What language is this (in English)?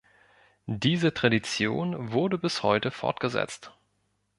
German